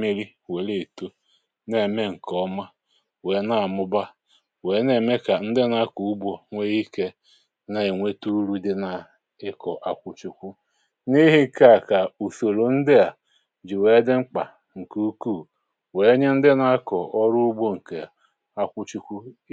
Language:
Igbo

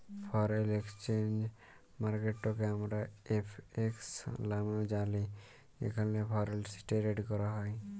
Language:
Bangla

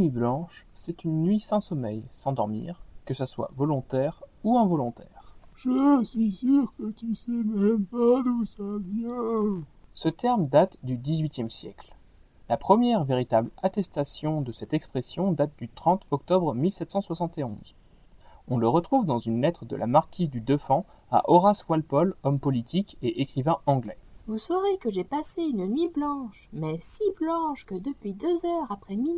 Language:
French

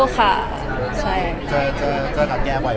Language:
Thai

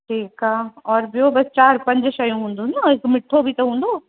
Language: Sindhi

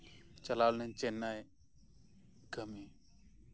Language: Santali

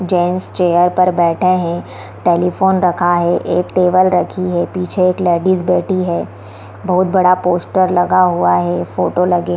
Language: Hindi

